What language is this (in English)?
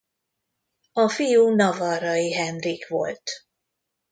Hungarian